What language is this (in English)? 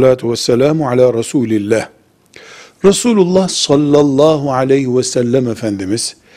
Turkish